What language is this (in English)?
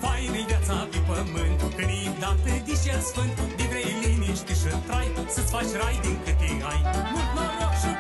Romanian